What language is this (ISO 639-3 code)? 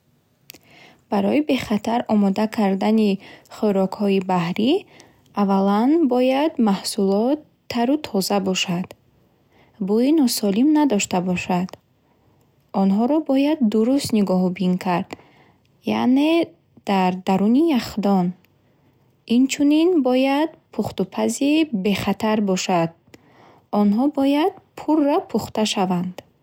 bhh